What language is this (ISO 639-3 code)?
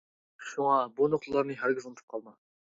uig